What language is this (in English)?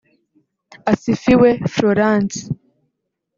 Kinyarwanda